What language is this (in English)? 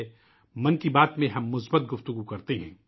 Urdu